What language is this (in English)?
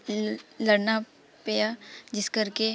Punjabi